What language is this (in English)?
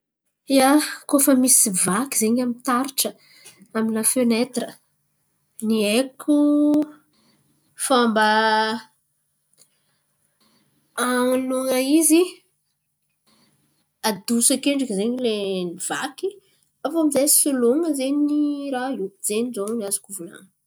Antankarana Malagasy